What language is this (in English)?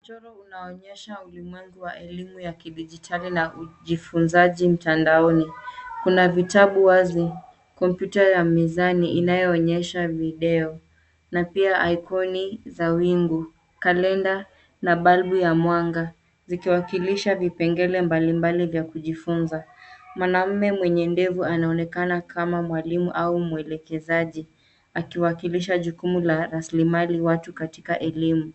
Swahili